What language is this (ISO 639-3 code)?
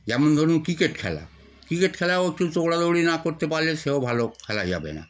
ben